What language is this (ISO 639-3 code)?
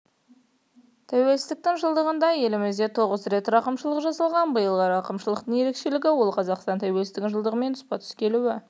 kaz